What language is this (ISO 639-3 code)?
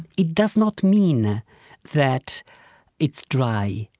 eng